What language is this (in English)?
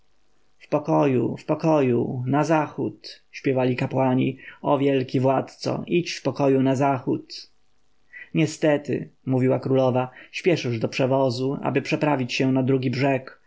Polish